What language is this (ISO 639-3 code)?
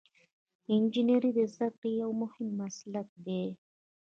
pus